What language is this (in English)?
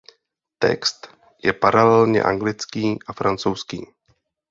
Czech